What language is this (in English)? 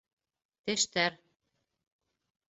Bashkir